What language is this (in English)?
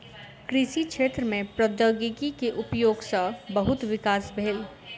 Maithili